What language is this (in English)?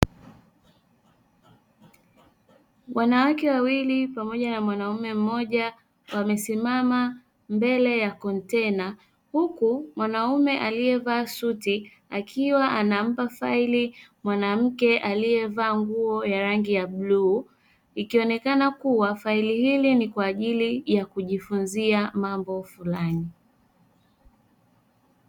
Swahili